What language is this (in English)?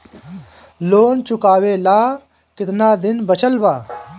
Bhojpuri